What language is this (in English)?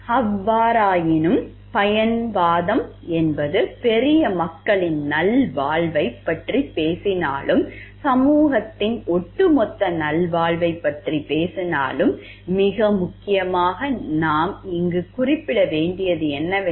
Tamil